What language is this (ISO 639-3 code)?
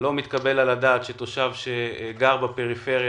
heb